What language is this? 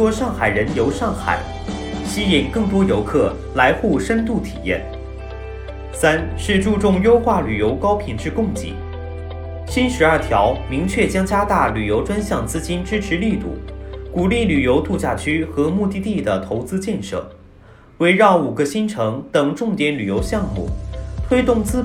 Chinese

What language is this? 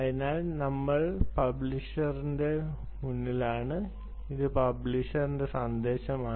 Malayalam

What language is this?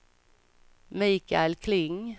Swedish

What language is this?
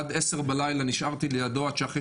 Hebrew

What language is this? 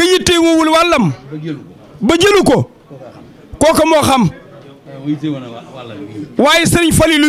Dutch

